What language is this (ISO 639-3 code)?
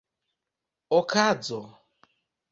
epo